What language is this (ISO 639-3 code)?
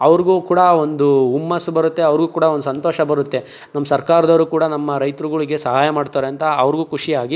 kan